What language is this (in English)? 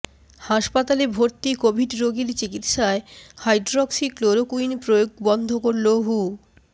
Bangla